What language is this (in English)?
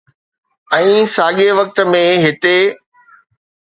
Sindhi